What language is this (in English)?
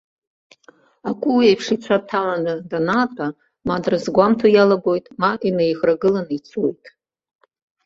Abkhazian